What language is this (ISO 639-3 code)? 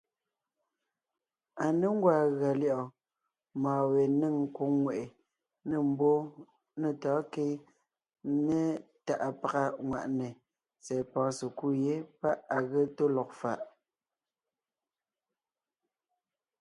nnh